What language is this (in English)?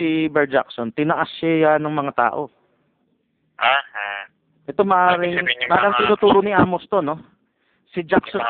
Filipino